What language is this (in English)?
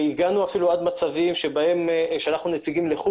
Hebrew